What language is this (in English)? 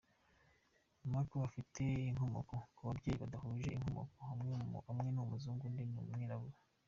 Kinyarwanda